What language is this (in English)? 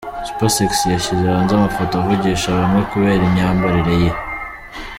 Kinyarwanda